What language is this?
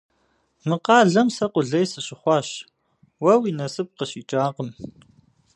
Kabardian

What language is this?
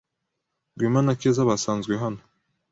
Kinyarwanda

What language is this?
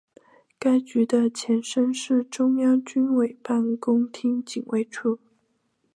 Chinese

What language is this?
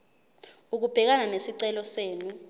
Zulu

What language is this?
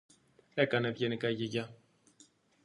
Greek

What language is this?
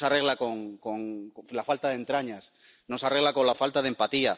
Spanish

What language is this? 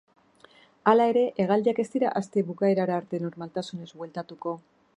Basque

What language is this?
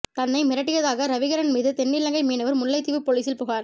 Tamil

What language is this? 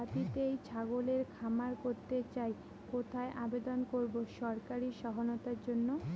Bangla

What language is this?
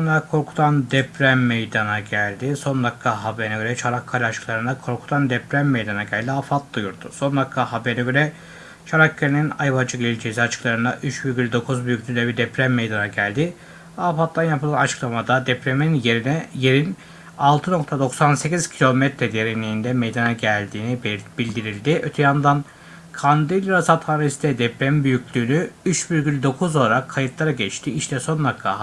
Turkish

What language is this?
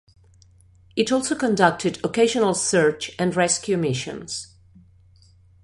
English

